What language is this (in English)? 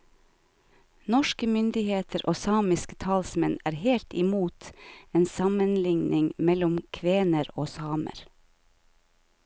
Norwegian